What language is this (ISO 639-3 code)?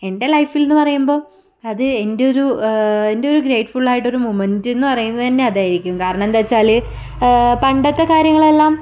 mal